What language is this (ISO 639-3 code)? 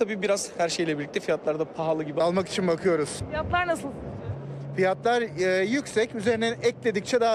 tur